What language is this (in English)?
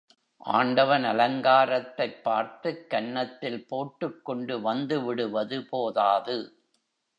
Tamil